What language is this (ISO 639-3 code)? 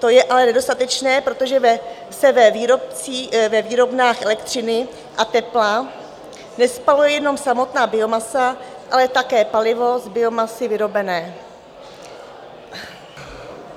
ces